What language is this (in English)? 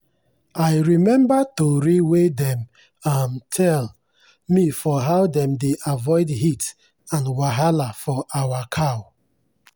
Nigerian Pidgin